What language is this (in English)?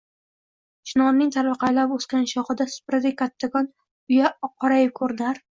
Uzbek